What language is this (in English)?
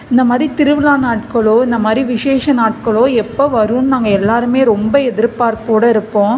Tamil